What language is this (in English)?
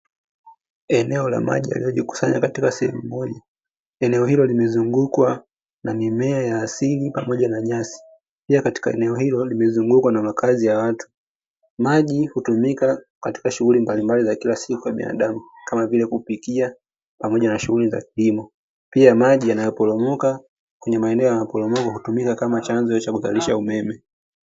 Swahili